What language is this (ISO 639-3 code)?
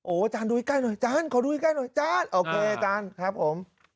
tha